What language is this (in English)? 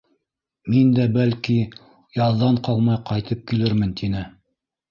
Bashkir